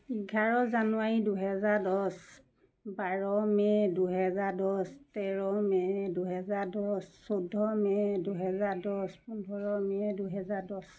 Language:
Assamese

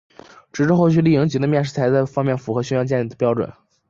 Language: Chinese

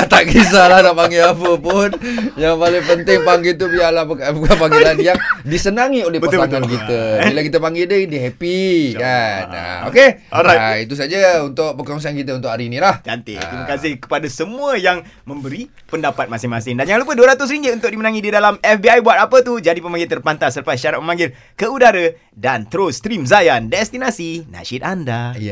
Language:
Malay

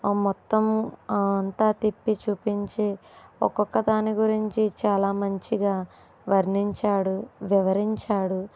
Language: Telugu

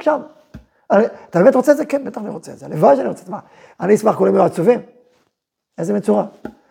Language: Hebrew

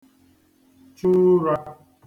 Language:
Igbo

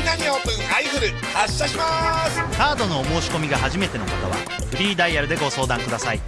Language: Japanese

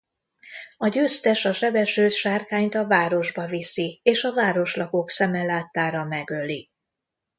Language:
Hungarian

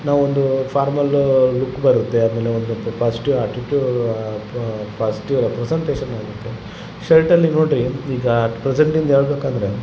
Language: Kannada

